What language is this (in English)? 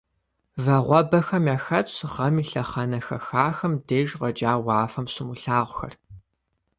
Kabardian